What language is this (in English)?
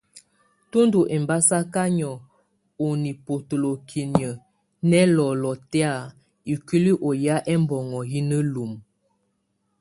Tunen